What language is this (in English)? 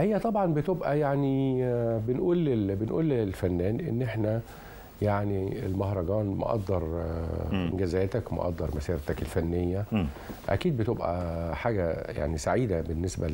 Arabic